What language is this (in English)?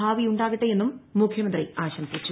Malayalam